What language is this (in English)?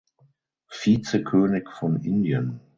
German